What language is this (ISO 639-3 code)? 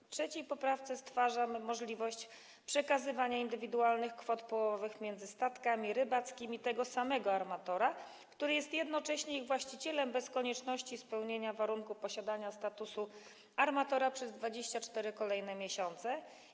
pol